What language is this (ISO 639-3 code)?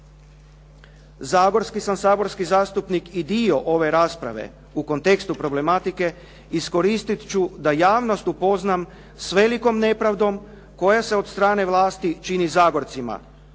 hrv